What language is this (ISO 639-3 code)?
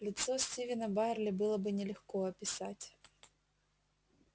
rus